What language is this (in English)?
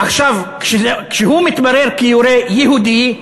Hebrew